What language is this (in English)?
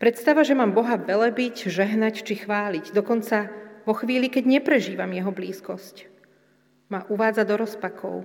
Slovak